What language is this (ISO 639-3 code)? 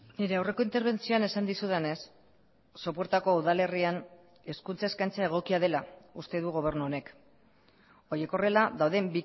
eus